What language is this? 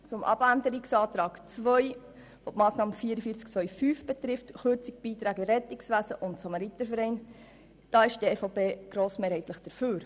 Swiss German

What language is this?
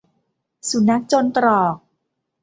Thai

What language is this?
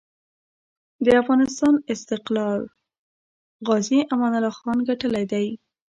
Pashto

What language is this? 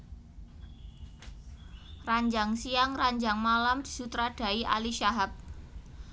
Javanese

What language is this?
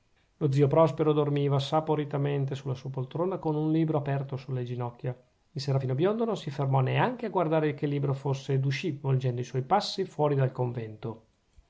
Italian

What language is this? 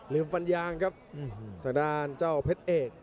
Thai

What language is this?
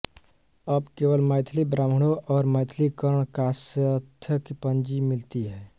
Hindi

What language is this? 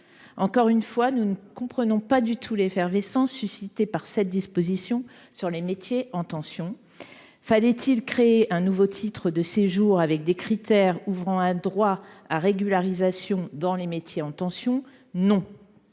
French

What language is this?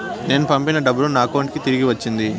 Telugu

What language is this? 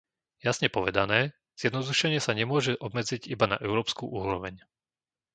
Slovak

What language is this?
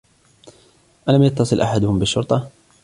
Arabic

